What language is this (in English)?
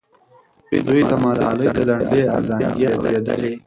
Pashto